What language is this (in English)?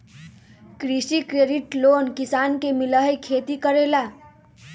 Magahi